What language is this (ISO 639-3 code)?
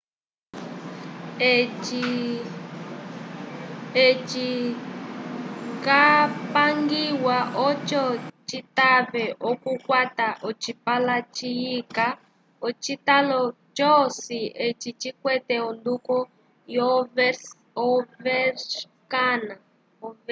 umb